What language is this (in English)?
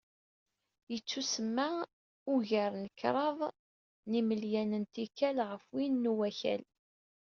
Kabyle